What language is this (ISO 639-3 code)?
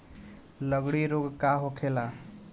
bho